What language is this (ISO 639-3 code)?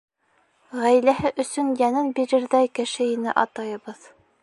bak